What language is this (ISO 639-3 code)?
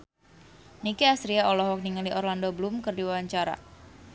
sun